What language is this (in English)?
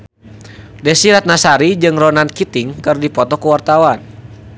Sundanese